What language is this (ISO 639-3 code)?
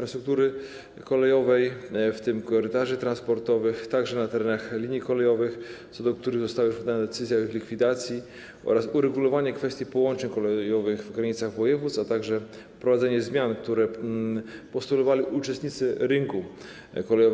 pol